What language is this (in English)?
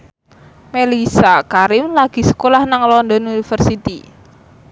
Javanese